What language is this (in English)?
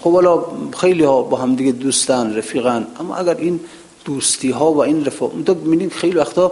Persian